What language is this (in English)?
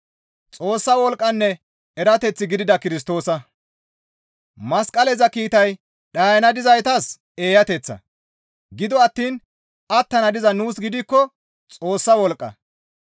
Gamo